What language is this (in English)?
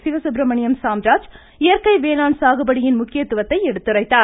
Tamil